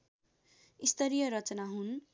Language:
Nepali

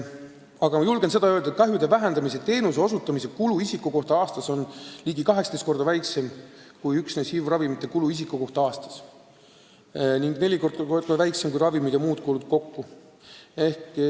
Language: Estonian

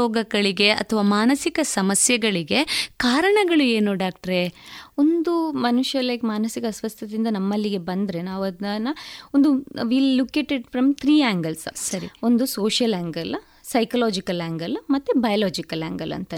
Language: Kannada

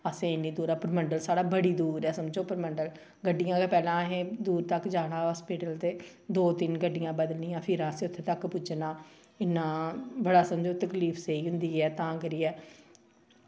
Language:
Dogri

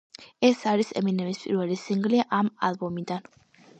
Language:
Georgian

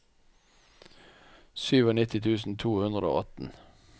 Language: Norwegian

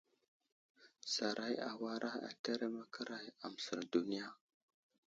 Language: Wuzlam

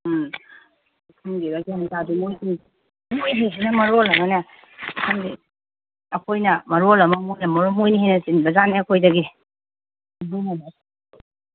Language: Manipuri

